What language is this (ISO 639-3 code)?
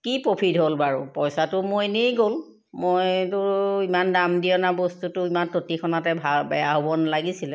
asm